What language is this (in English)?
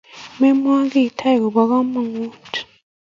Kalenjin